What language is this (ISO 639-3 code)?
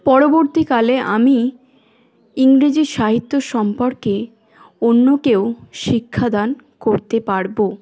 ben